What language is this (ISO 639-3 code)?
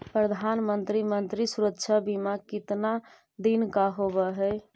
mag